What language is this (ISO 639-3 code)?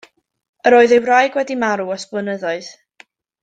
cym